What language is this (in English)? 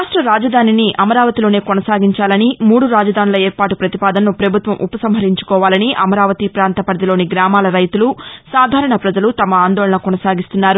Telugu